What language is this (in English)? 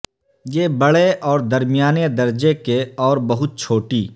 Urdu